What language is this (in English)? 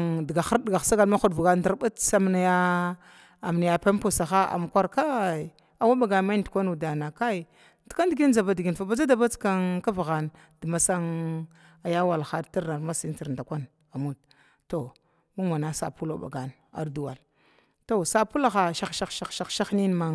Glavda